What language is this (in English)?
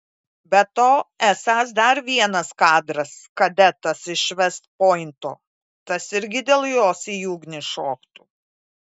Lithuanian